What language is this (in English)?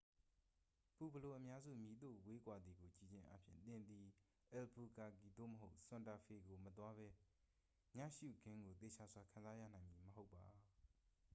Burmese